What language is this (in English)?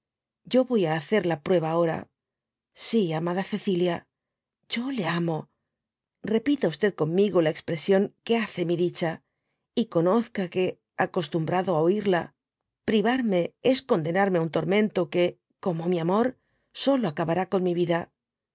Spanish